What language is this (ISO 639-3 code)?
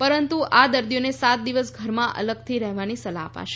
guj